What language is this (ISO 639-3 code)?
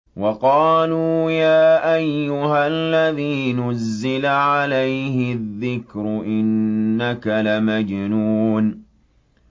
ara